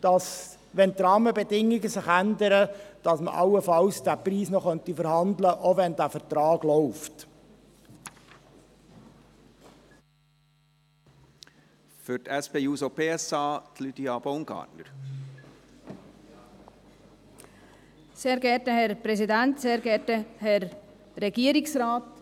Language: Swiss German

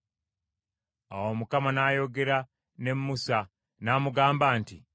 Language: Ganda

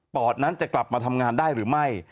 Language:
Thai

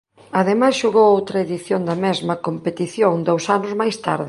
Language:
Galician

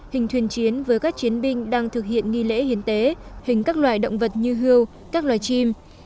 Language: Vietnamese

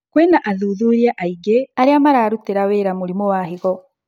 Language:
Kikuyu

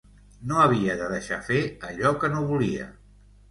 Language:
Catalan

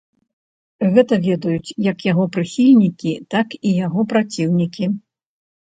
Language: Belarusian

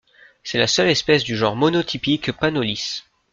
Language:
French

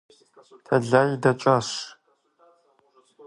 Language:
Kabardian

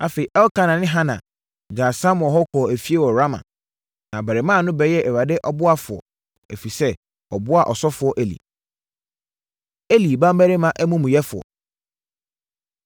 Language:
Akan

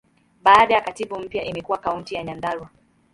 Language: Swahili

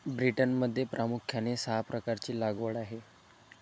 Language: Marathi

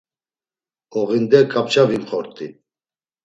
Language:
Laz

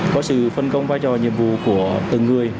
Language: Vietnamese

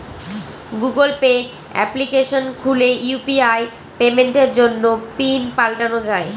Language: Bangla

